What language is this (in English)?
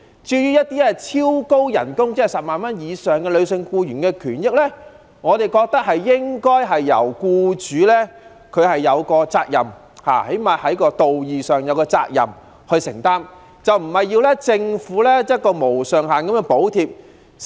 Cantonese